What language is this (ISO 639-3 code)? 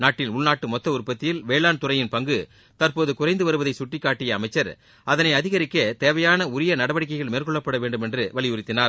tam